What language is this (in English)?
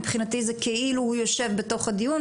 Hebrew